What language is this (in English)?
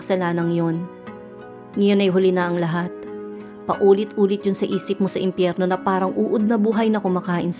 Filipino